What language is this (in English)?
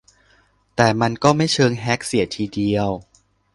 Thai